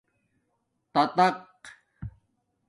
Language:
Domaaki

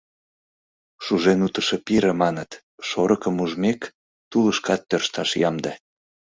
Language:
Mari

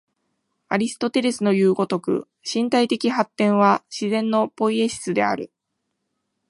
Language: Japanese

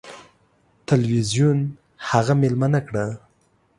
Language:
Pashto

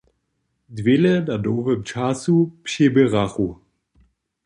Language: Upper Sorbian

